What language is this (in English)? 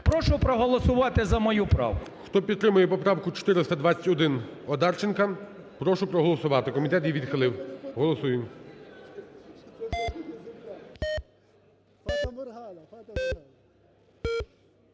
Ukrainian